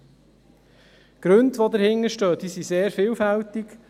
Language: Swiss German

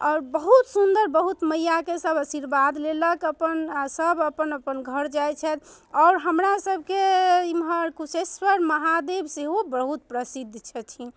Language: Maithili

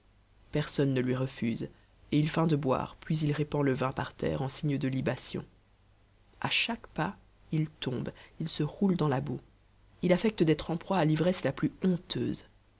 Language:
French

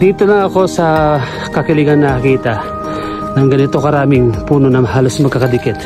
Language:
Filipino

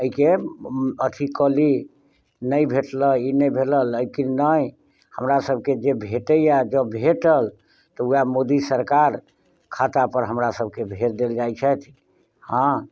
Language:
Maithili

